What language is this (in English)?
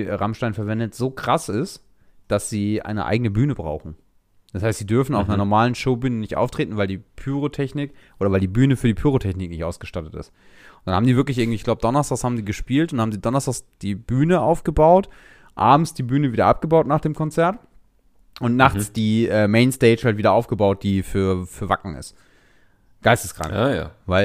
German